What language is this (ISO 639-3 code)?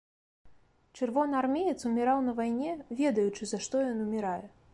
bel